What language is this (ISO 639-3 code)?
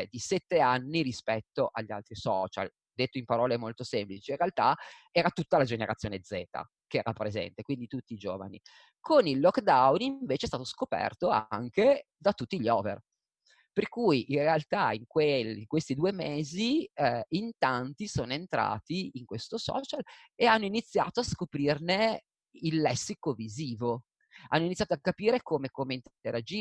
ita